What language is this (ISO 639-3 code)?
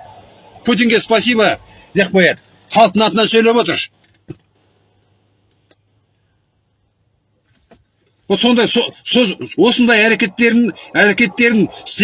tur